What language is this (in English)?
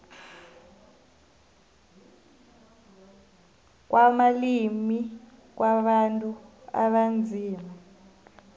South Ndebele